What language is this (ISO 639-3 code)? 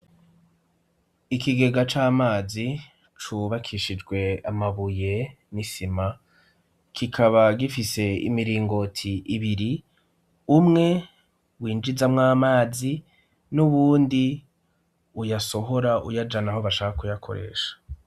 run